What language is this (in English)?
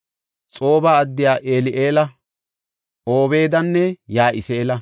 Gofa